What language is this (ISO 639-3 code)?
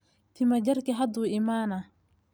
som